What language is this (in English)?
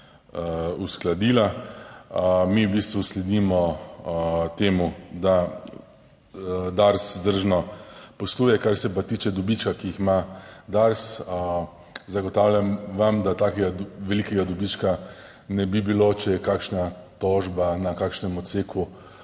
Slovenian